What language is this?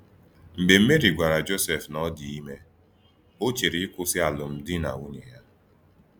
Igbo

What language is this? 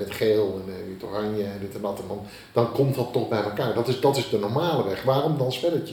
Dutch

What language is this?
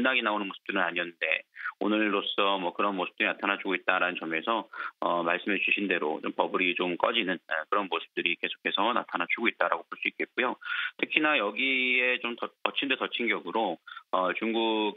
Korean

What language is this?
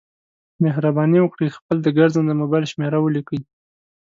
Pashto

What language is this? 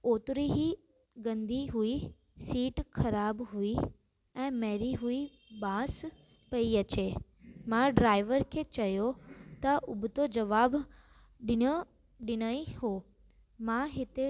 Sindhi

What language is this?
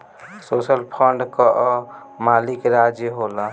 Bhojpuri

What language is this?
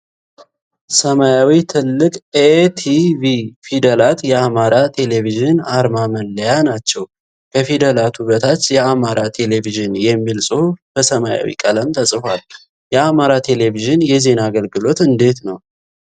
Amharic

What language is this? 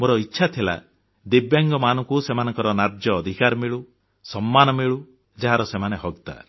Odia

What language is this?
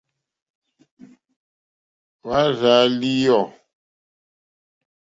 Mokpwe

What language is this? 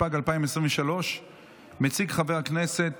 Hebrew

